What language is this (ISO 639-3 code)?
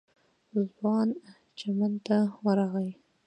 pus